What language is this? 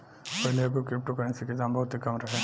Bhojpuri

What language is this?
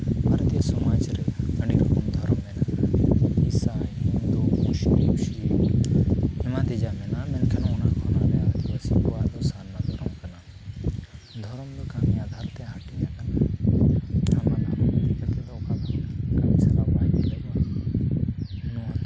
Santali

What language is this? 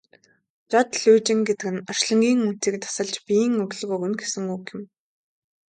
Mongolian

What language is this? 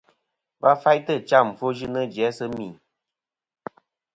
Kom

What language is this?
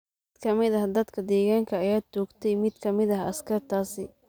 Somali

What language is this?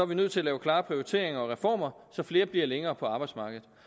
Danish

